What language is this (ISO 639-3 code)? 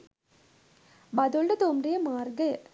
sin